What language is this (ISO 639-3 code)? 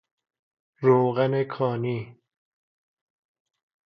fas